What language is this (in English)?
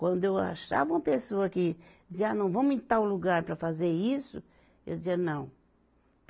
Portuguese